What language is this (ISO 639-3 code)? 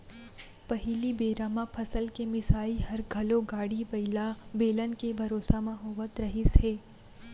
hne